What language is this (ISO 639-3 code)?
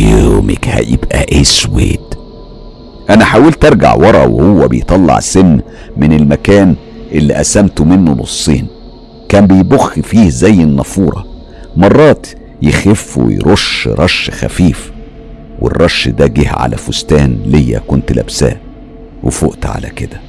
ara